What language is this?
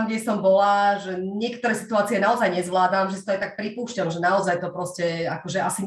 Slovak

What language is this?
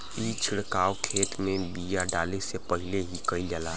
Bhojpuri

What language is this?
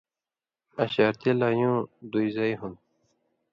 Indus Kohistani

